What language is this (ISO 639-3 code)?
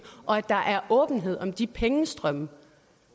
dan